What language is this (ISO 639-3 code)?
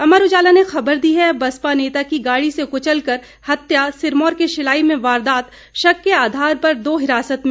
hin